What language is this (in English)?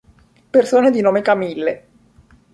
Italian